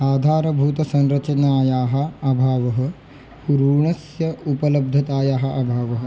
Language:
Sanskrit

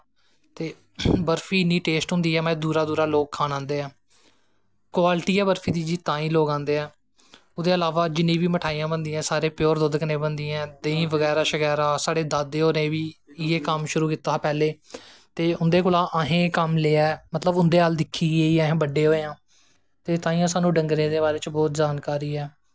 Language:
Dogri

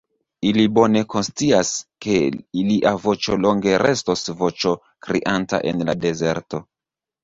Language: Esperanto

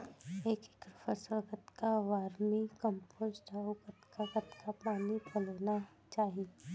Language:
Chhattisgarhi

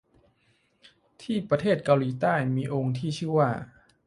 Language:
Thai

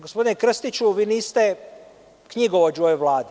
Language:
Serbian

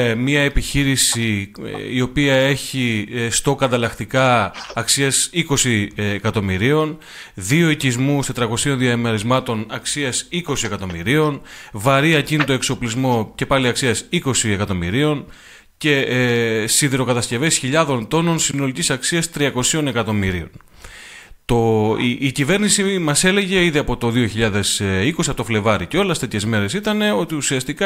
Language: Greek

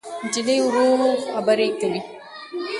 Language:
Pashto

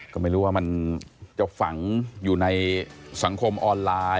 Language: Thai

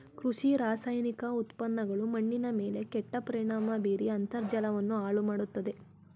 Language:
Kannada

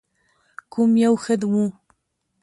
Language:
Pashto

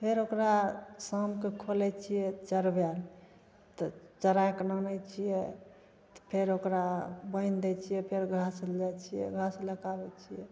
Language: Maithili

